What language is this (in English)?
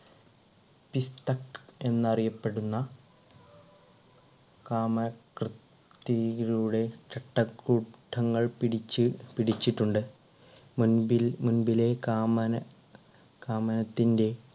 Malayalam